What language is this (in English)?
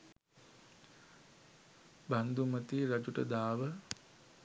Sinhala